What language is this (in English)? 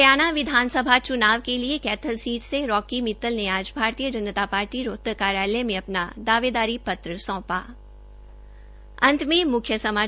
Hindi